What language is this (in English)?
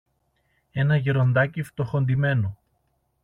Greek